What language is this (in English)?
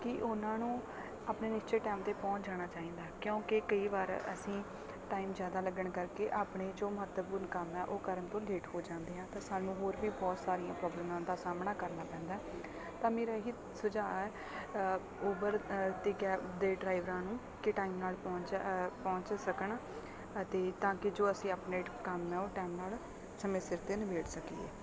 Punjabi